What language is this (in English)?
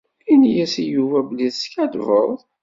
Kabyle